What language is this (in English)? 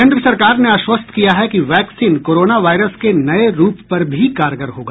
Hindi